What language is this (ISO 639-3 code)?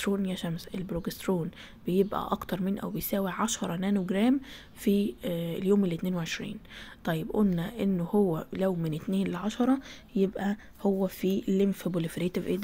ara